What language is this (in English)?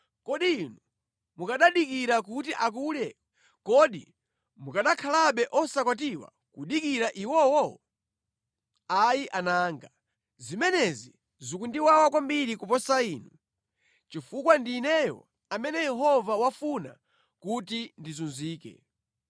Nyanja